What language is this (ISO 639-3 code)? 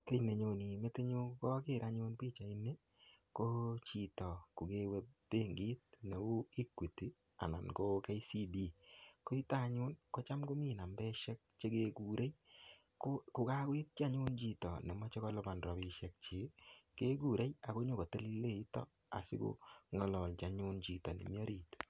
kln